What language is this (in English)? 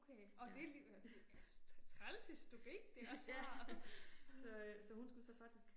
Danish